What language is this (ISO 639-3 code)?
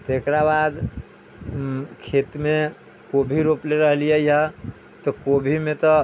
mai